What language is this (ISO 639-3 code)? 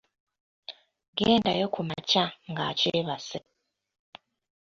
lug